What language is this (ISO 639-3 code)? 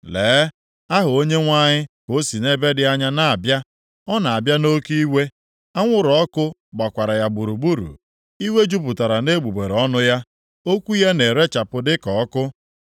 ibo